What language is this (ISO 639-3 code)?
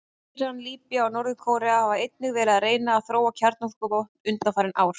isl